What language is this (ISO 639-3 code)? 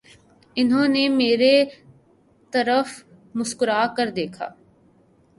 urd